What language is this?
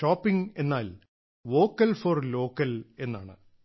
Malayalam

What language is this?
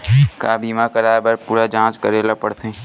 Chhattisgarhi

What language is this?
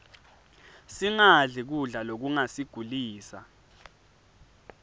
Swati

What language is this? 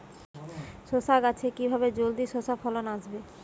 Bangla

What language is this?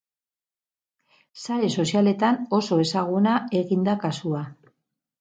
Basque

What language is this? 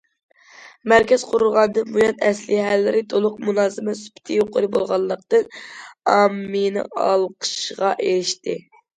Uyghur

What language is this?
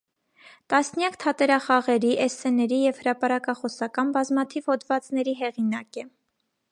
Armenian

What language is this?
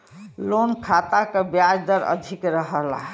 Bhojpuri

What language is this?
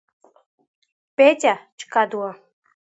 Abkhazian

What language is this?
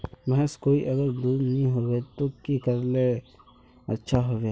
Magahi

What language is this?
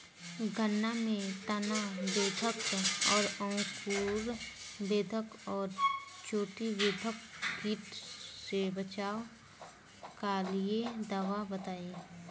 Bhojpuri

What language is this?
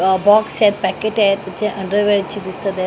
Marathi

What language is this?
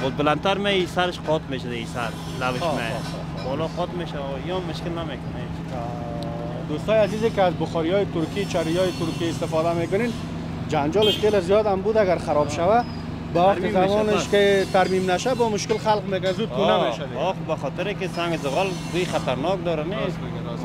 Persian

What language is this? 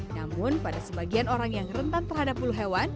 Indonesian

